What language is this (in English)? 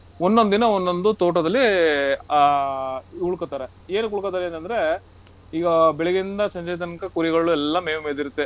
Kannada